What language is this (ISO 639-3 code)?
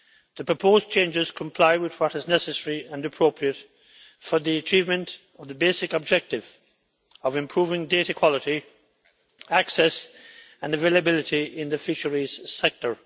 eng